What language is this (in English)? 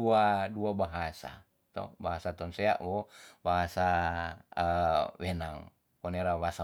Tonsea